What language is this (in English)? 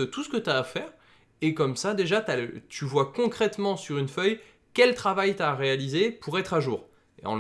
French